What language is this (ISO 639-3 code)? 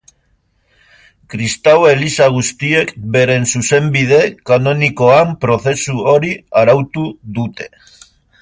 eus